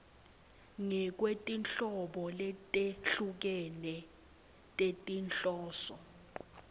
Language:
Swati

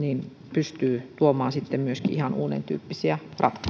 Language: Finnish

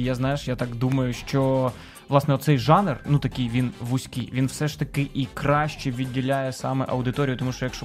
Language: Ukrainian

